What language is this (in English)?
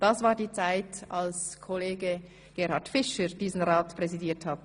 Swiss German